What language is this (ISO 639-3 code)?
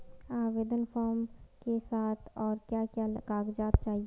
hin